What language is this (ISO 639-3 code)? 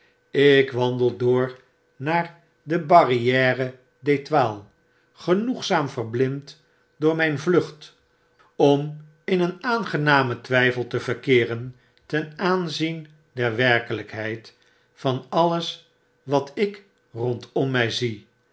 nld